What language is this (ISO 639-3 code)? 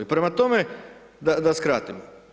hrv